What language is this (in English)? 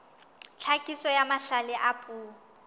Southern Sotho